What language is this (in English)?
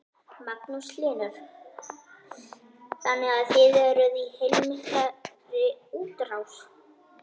Icelandic